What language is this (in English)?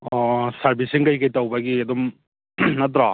Manipuri